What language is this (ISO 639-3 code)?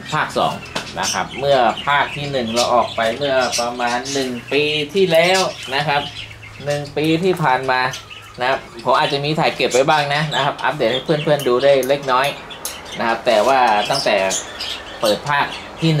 tha